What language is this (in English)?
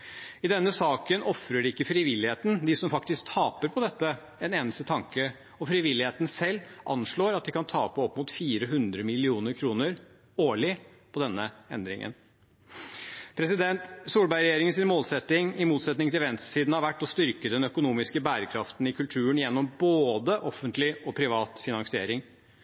Norwegian Bokmål